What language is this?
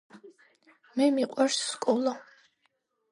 Georgian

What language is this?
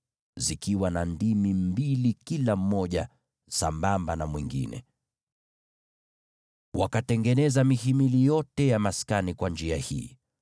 Swahili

